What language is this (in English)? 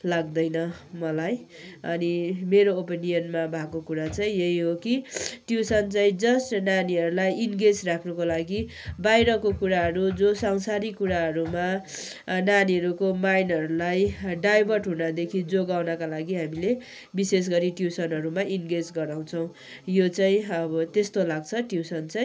Nepali